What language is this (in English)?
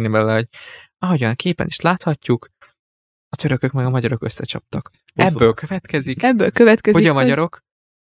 Hungarian